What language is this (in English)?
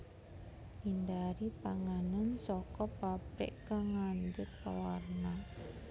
Javanese